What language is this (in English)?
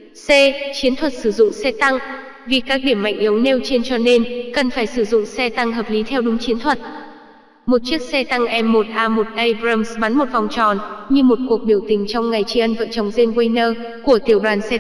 Vietnamese